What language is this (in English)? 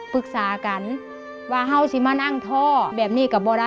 Thai